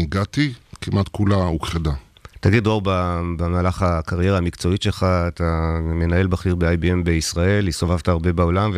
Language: Hebrew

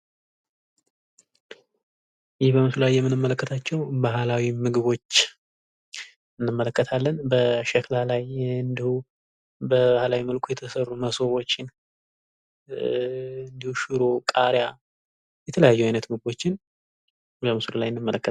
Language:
Amharic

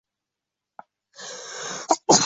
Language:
Uzbek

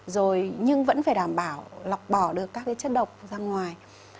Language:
Vietnamese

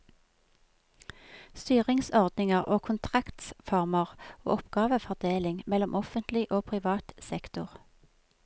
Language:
Norwegian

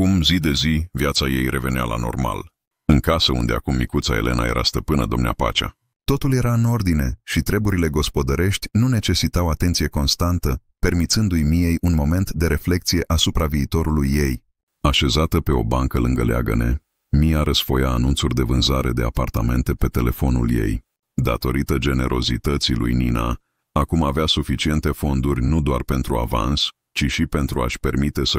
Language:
Romanian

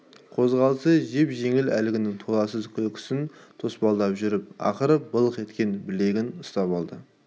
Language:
Kazakh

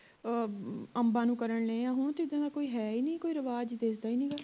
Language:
Punjabi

